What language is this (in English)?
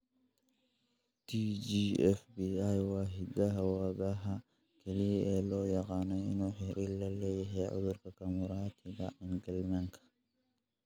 Somali